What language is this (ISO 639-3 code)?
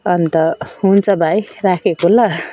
nep